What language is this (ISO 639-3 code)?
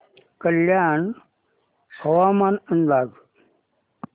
mar